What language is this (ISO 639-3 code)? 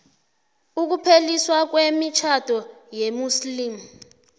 nbl